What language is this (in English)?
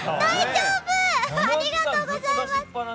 Japanese